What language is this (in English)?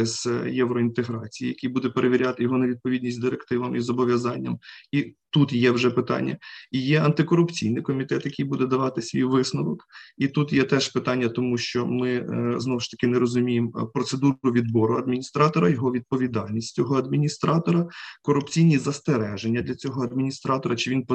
Ukrainian